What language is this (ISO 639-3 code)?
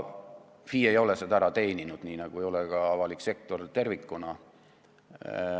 est